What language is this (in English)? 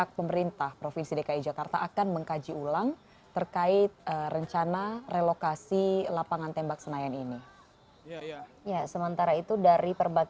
Indonesian